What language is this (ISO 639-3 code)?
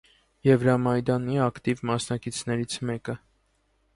hye